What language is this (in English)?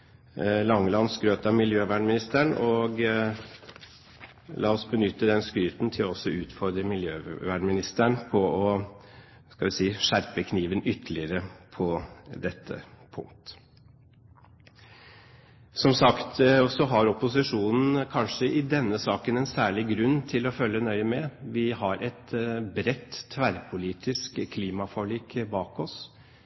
Norwegian Bokmål